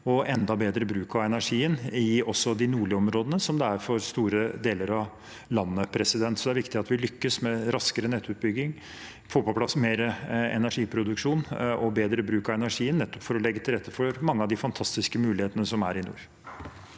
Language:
Norwegian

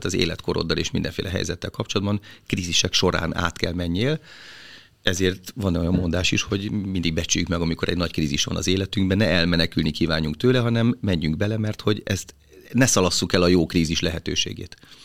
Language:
Hungarian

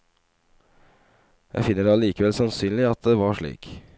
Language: Norwegian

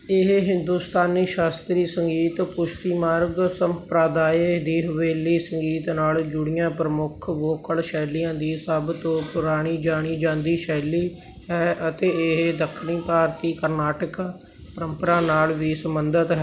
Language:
Punjabi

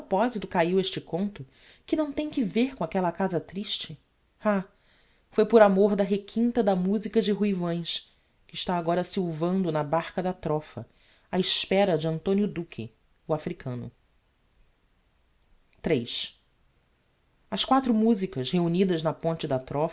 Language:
Portuguese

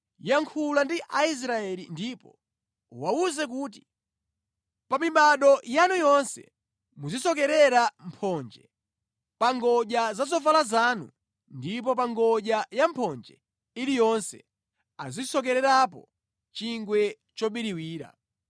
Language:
Nyanja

